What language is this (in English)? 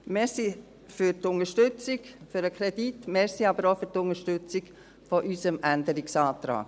Swiss German